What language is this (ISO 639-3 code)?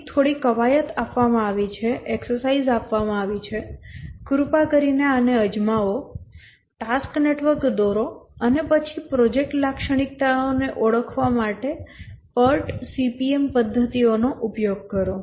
guj